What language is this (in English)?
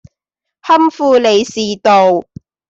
Cantonese